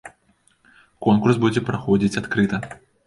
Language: Belarusian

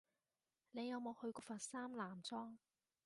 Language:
Cantonese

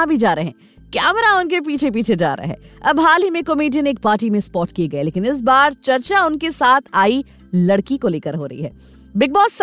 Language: Hindi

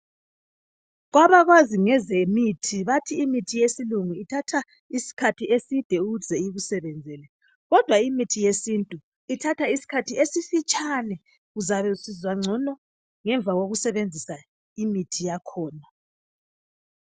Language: North Ndebele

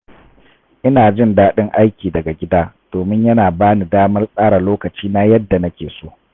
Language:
Hausa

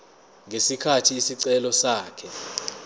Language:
Zulu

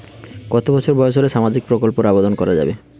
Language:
Bangla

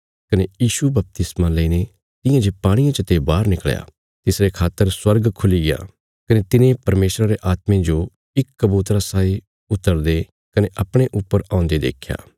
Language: Bilaspuri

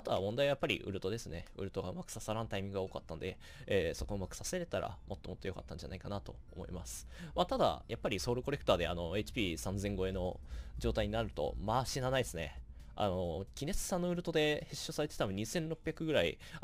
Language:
Japanese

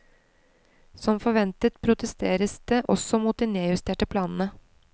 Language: Norwegian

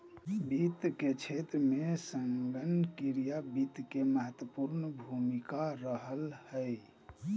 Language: Magahi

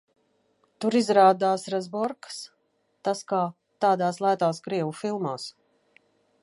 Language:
Latvian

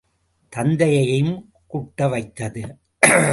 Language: Tamil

